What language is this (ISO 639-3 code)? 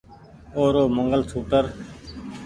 gig